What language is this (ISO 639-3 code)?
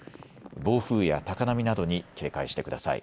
jpn